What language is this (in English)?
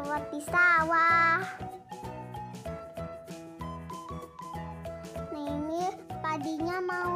Indonesian